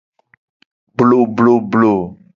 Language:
Gen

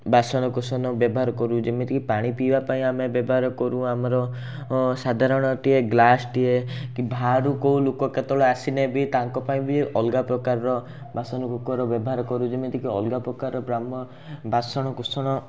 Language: Odia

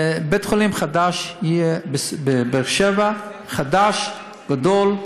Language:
Hebrew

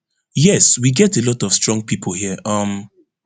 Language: Nigerian Pidgin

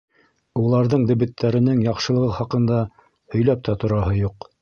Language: Bashkir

